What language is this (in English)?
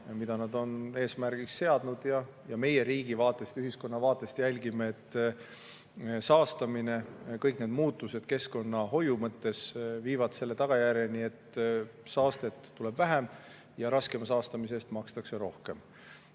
Estonian